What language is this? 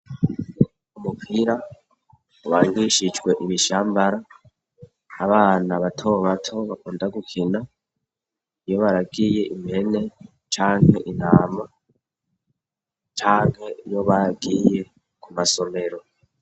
Rundi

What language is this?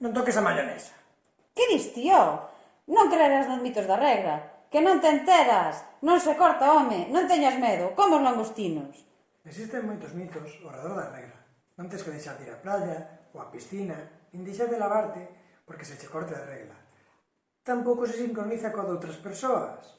Galician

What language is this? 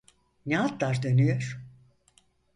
Turkish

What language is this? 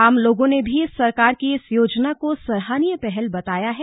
Hindi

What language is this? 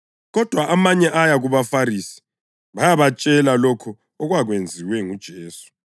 North Ndebele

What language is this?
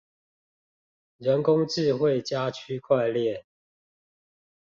Chinese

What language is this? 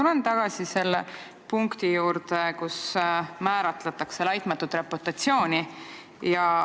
Estonian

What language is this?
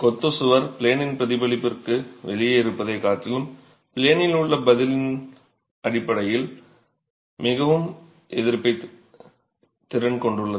Tamil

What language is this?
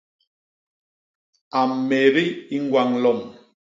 Basaa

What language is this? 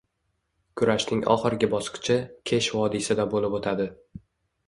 Uzbek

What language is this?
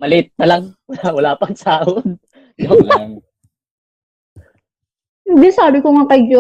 Filipino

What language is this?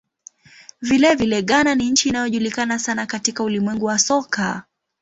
Swahili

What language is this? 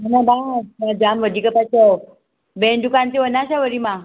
Sindhi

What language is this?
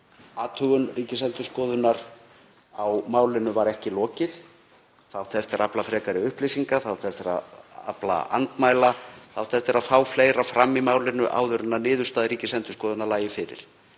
Icelandic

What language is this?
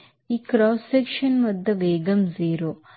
Telugu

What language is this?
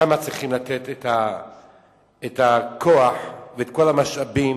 Hebrew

